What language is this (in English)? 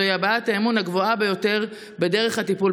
Hebrew